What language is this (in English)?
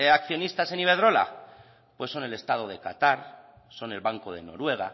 Spanish